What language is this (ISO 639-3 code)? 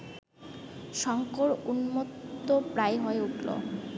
ben